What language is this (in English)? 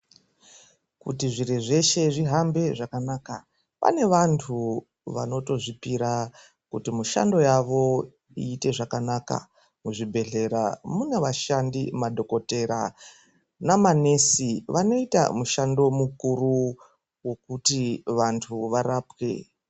Ndau